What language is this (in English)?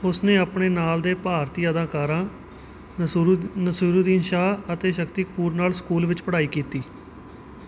Punjabi